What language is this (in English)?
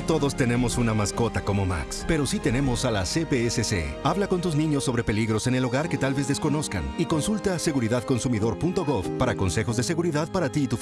Spanish